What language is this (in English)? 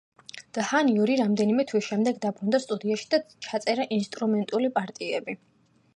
Georgian